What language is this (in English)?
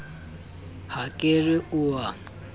Southern Sotho